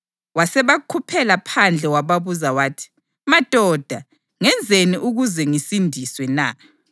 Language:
North Ndebele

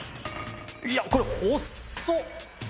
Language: Japanese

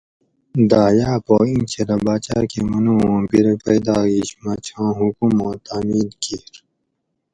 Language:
Gawri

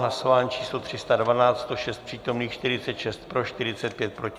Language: Czech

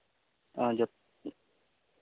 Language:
Santali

